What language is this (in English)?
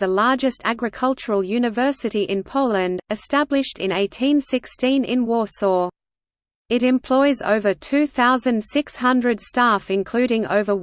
English